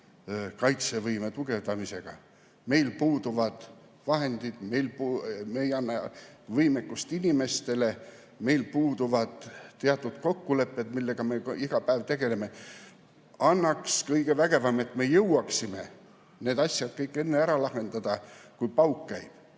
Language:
Estonian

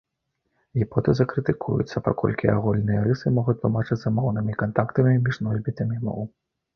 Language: Belarusian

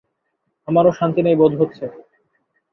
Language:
Bangla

